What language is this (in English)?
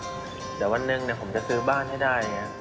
Thai